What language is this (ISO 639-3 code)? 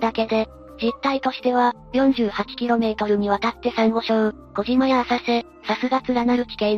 jpn